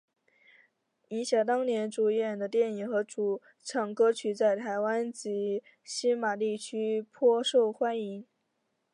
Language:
Chinese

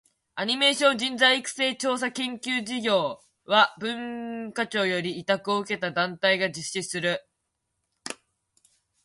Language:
Japanese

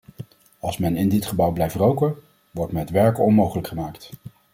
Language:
Dutch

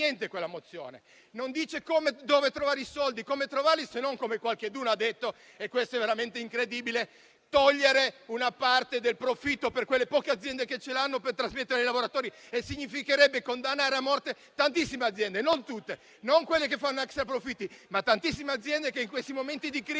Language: Italian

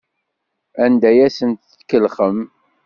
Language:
Kabyle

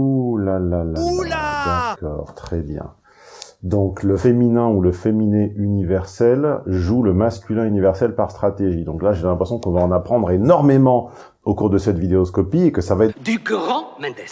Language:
French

